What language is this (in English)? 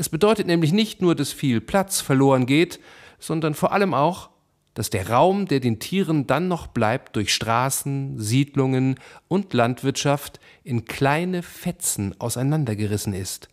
German